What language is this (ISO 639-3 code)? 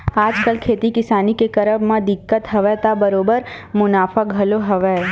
hne